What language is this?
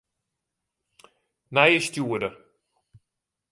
Western Frisian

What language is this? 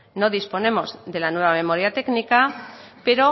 Spanish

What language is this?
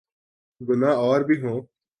Urdu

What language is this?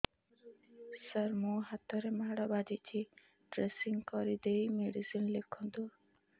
Odia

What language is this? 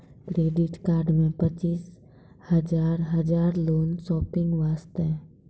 Maithili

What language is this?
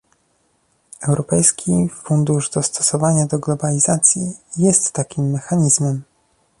Polish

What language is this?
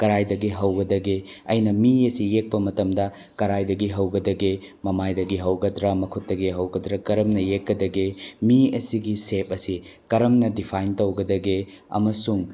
Manipuri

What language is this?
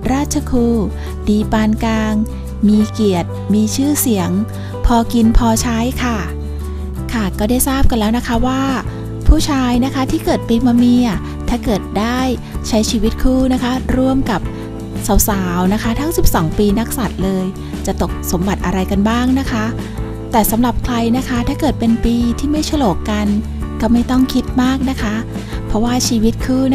Thai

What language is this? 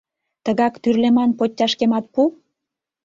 Mari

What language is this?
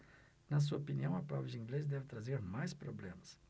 Portuguese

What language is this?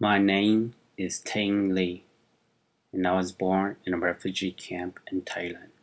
English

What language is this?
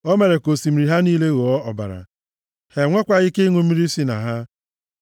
Igbo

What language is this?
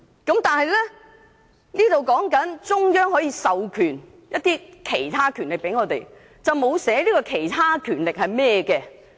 Cantonese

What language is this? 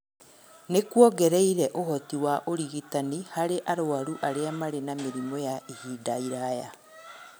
Kikuyu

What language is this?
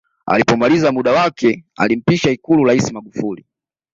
Swahili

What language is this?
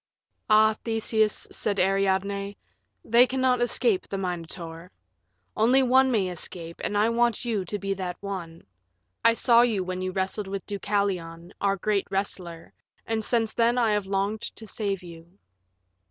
English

